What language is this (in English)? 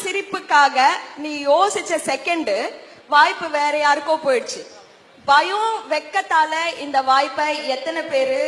Tamil